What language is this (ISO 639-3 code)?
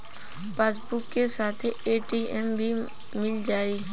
bho